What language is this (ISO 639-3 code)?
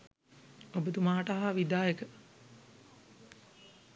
sin